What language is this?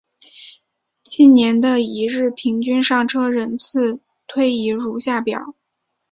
Chinese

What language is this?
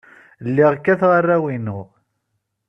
Kabyle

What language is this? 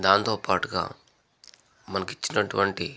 Telugu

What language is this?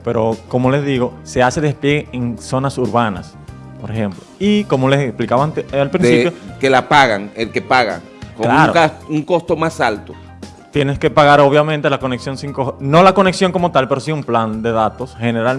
Spanish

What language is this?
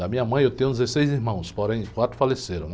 Portuguese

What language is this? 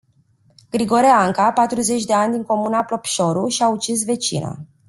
Romanian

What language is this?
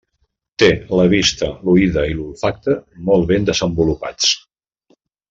Catalan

